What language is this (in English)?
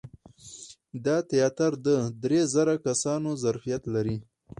Pashto